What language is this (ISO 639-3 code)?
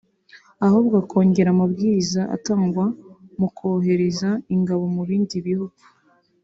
kin